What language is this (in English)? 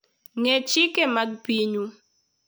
Luo (Kenya and Tanzania)